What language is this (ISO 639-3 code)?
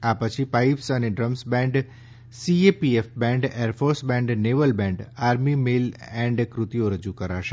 guj